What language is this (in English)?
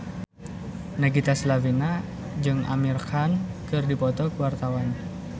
Sundanese